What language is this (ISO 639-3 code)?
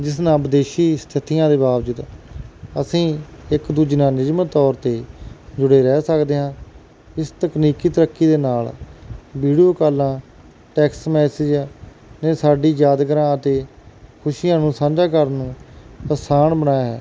pan